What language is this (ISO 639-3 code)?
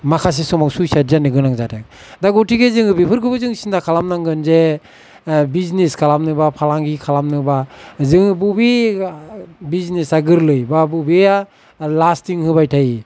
brx